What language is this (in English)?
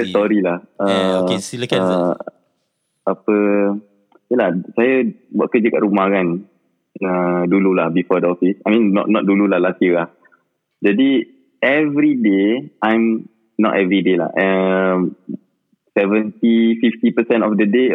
Malay